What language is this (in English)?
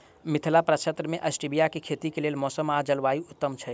Maithili